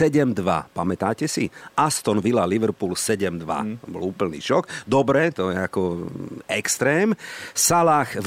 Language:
Slovak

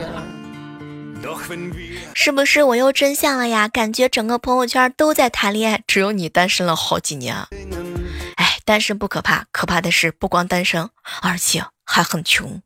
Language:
Chinese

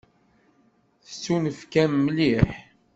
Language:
Kabyle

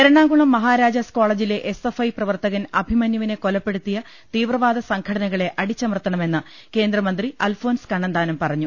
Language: Malayalam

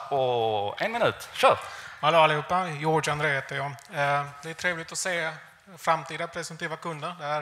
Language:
Swedish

